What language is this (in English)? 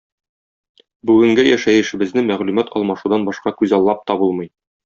Tatar